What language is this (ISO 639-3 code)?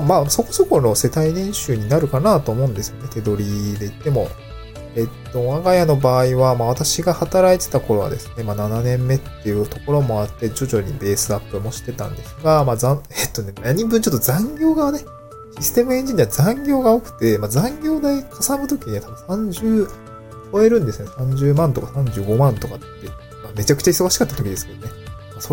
jpn